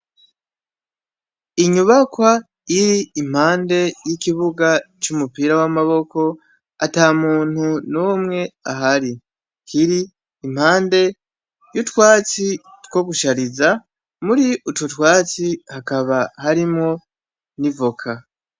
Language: Rundi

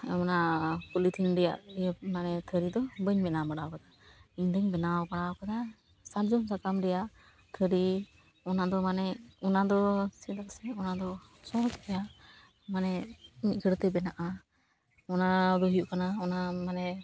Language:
Santali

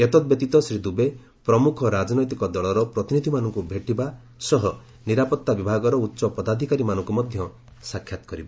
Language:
Odia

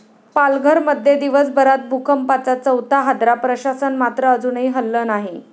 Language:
Marathi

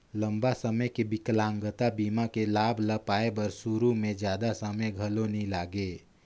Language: Chhattisgarhi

